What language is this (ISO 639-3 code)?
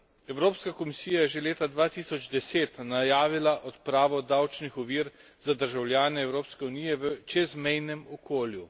slv